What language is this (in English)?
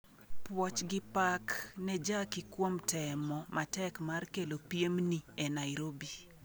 Luo (Kenya and Tanzania)